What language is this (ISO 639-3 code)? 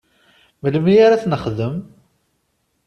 kab